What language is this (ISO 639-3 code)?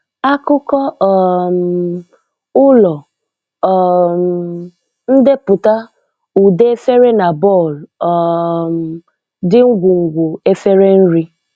ibo